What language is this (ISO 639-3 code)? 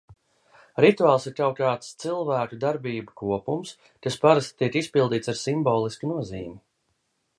lav